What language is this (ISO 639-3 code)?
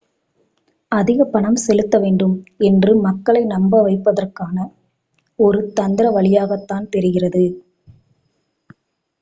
tam